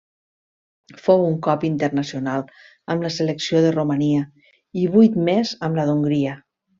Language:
Catalan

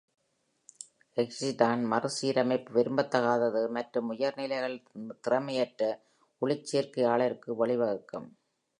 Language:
Tamil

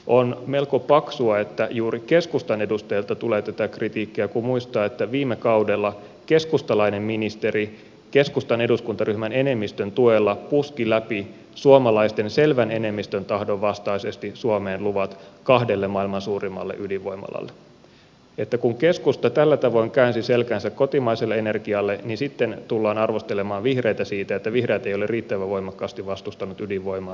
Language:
Finnish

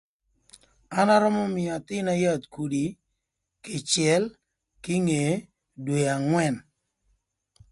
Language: Thur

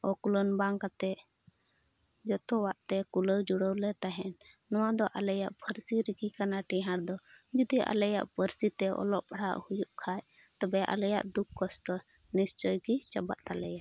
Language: Santali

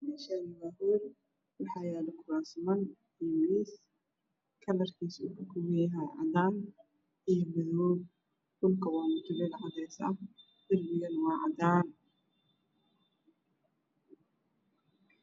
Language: Somali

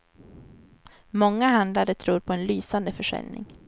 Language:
Swedish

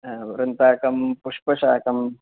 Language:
Sanskrit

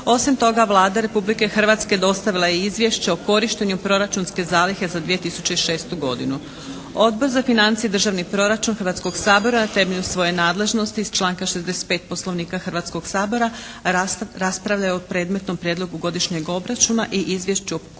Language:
Croatian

